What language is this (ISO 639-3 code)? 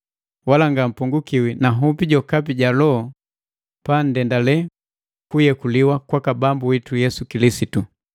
mgv